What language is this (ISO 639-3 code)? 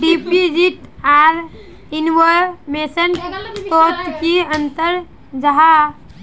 mag